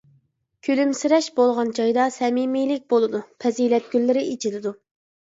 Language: Uyghur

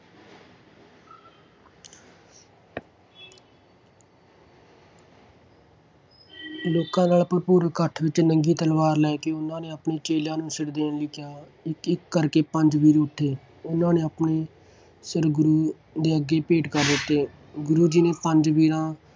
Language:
Punjabi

